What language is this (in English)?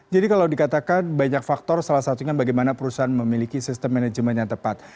Indonesian